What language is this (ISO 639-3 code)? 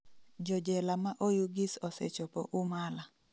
luo